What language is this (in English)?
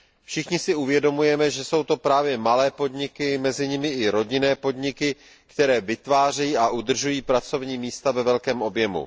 Czech